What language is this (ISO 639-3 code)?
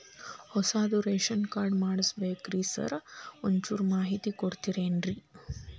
kan